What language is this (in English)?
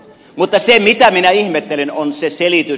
Finnish